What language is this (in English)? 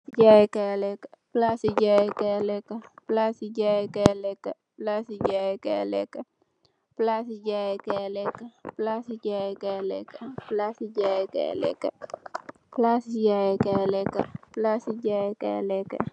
Wolof